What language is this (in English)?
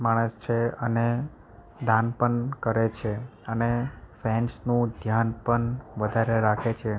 Gujarati